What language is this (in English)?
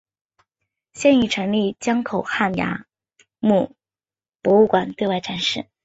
Chinese